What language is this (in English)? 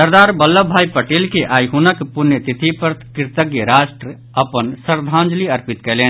Maithili